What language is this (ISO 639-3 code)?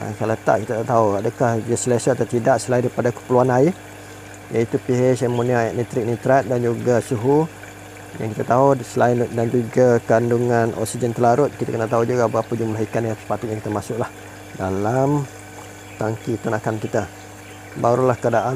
msa